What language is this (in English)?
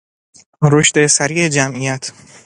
Persian